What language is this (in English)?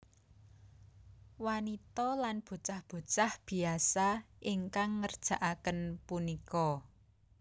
Javanese